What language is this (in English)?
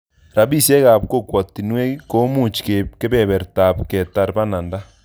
Kalenjin